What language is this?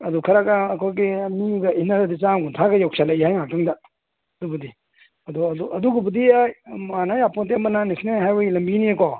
Manipuri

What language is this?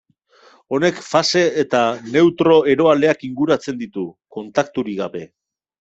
Basque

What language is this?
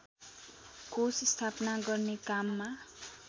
Nepali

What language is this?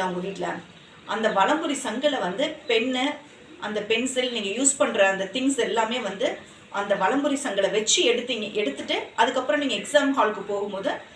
Tamil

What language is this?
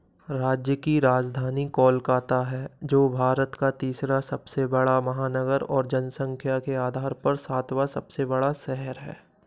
Hindi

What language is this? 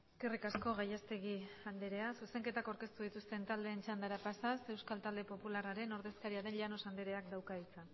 Basque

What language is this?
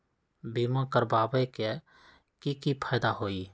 Magahi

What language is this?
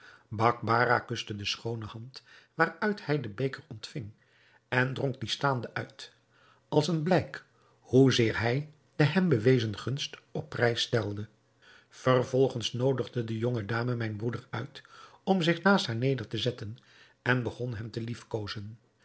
Dutch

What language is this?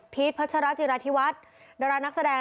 Thai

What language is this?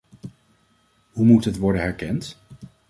Dutch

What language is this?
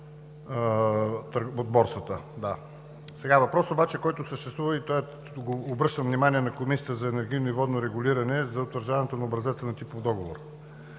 Bulgarian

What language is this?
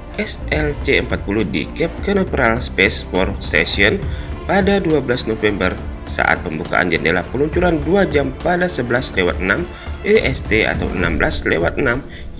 Indonesian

